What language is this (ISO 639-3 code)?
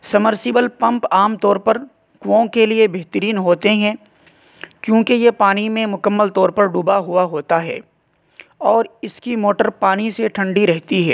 urd